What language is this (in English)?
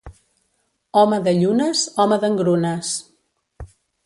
Catalan